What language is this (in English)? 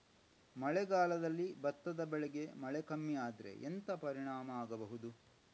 Kannada